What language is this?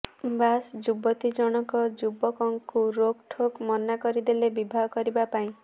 Odia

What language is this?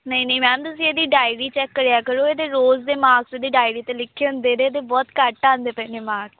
Punjabi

